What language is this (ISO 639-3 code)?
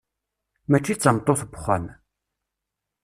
kab